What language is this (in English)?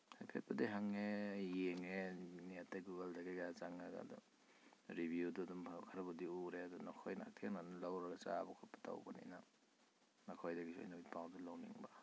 Manipuri